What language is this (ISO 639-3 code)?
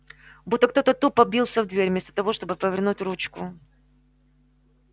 rus